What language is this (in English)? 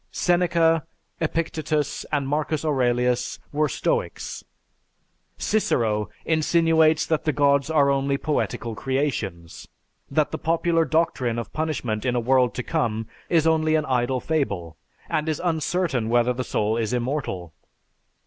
English